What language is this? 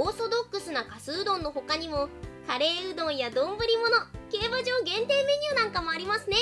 Japanese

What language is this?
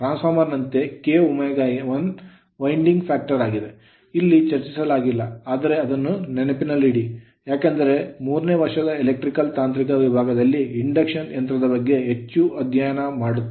Kannada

